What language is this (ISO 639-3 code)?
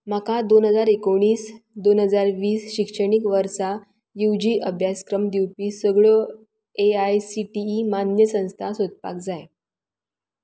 kok